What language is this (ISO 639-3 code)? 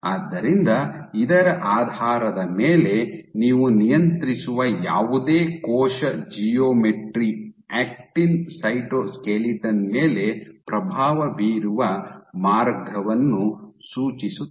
kan